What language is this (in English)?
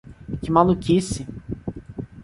Portuguese